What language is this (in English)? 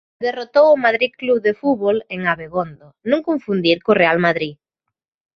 Galician